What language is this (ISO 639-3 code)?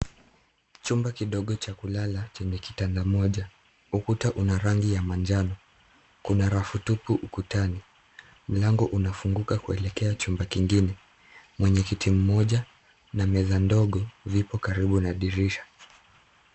swa